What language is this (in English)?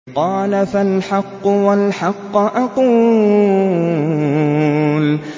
Arabic